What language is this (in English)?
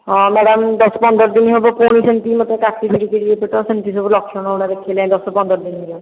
Odia